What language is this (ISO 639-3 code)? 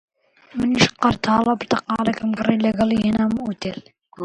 ckb